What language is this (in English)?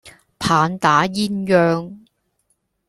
Cantonese